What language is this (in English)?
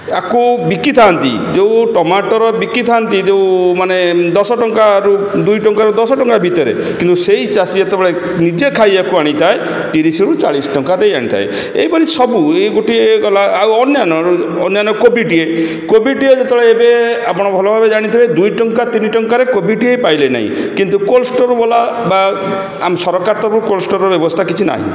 Odia